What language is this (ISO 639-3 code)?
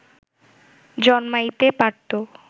ben